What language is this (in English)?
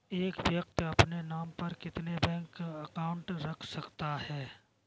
Hindi